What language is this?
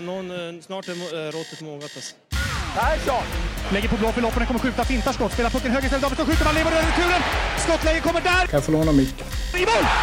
Swedish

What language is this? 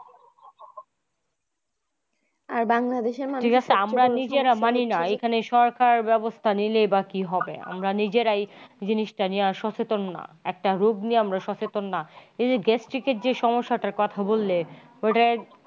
Bangla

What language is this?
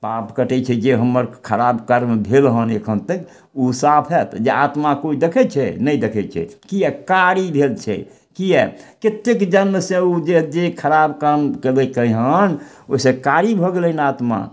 Maithili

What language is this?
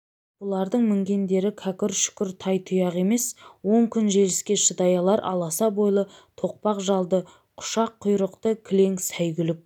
Kazakh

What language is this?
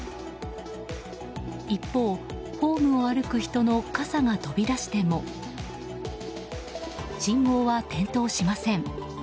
Japanese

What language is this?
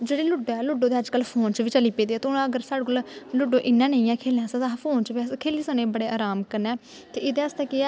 Dogri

